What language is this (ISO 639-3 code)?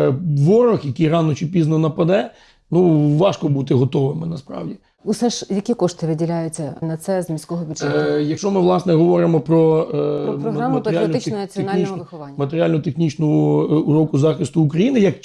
ukr